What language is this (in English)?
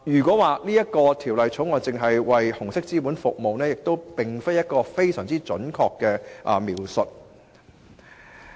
Cantonese